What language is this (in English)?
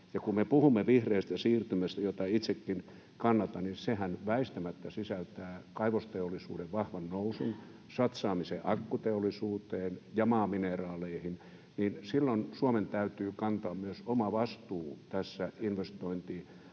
Finnish